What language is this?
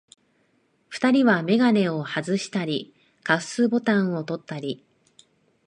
Japanese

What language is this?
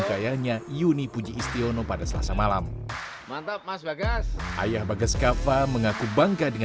Indonesian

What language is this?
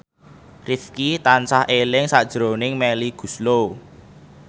Javanese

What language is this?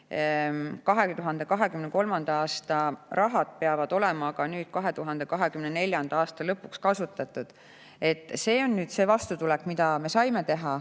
Estonian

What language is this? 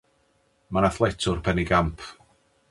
Welsh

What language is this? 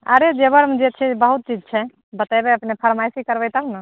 Maithili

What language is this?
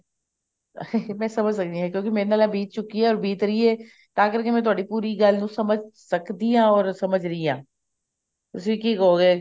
Punjabi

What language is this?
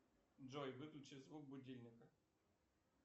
Russian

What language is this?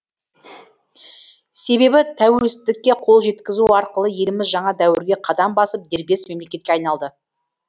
Kazakh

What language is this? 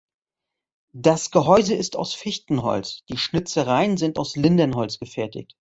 German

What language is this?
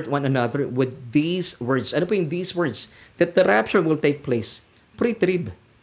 Filipino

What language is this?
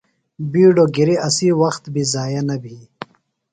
Phalura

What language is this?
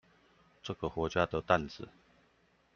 Chinese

